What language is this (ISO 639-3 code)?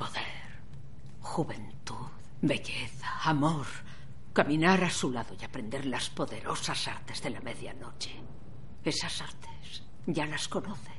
spa